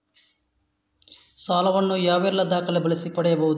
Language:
Kannada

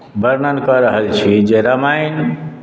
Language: Maithili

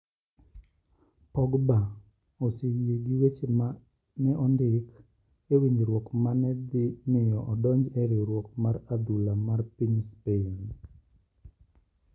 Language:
Luo (Kenya and Tanzania)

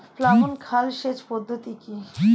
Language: Bangla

